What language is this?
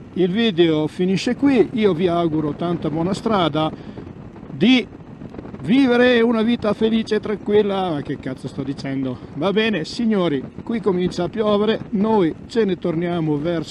Italian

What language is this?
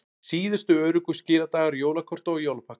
Icelandic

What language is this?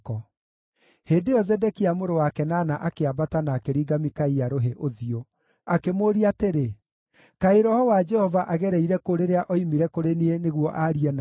Kikuyu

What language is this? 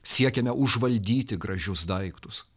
Lithuanian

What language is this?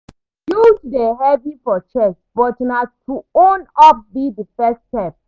Nigerian Pidgin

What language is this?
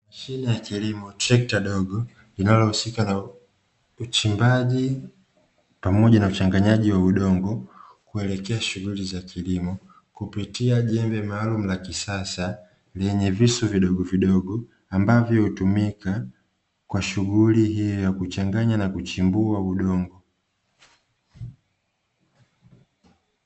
Swahili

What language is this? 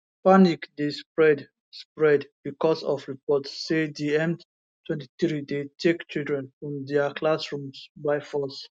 Nigerian Pidgin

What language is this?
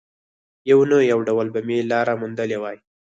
Pashto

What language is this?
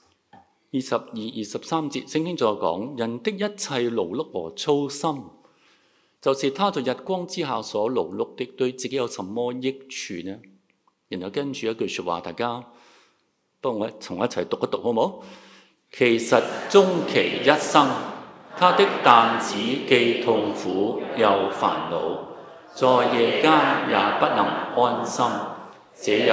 Chinese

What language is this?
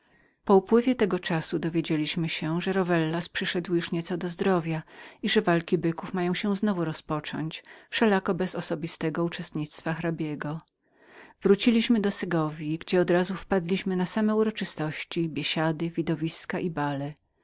Polish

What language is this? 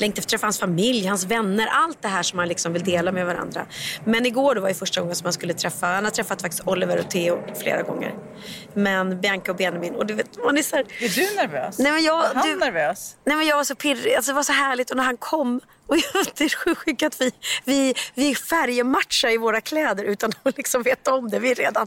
Swedish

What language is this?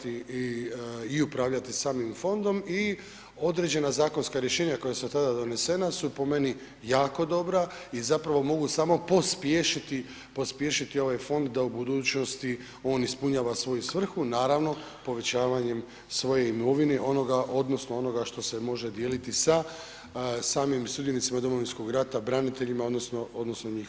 Croatian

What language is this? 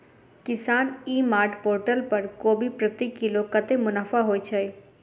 Maithili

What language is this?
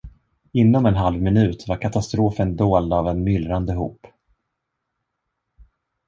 Swedish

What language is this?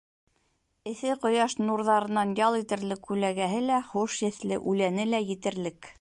Bashkir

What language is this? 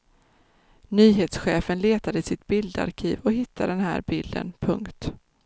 Swedish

